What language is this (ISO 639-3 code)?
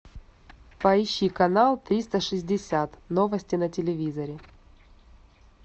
rus